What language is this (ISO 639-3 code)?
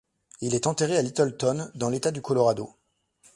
fra